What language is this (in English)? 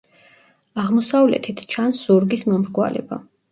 Georgian